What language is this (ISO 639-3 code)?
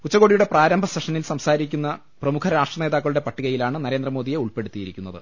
mal